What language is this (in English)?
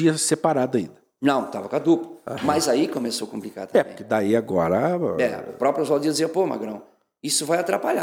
Portuguese